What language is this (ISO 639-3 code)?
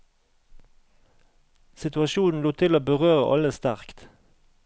nor